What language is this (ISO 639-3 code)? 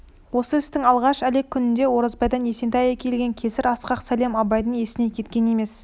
kaz